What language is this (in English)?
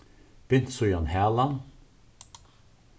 Faroese